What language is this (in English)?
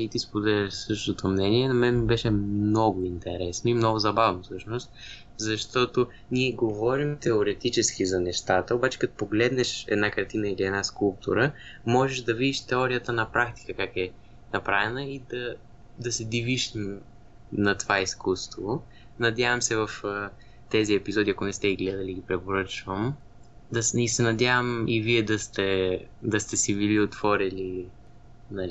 Bulgarian